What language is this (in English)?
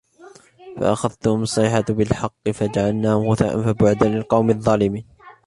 Arabic